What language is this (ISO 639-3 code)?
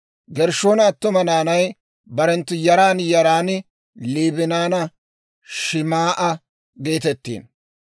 dwr